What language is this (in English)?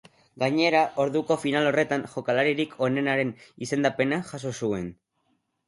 Basque